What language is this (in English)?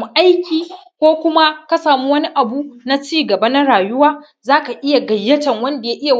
Hausa